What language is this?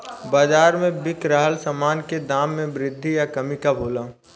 Bhojpuri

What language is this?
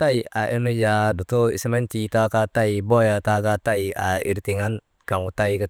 Maba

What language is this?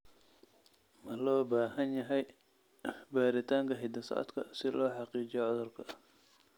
Somali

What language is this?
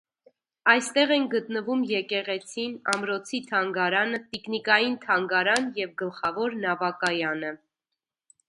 Armenian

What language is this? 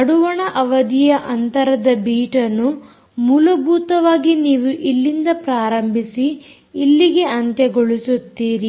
Kannada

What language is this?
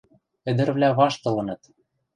Western Mari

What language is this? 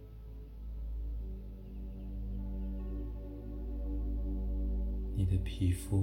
Chinese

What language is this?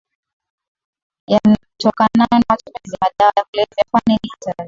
Swahili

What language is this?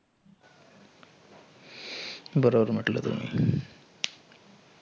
Marathi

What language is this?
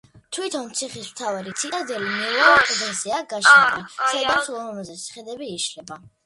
Georgian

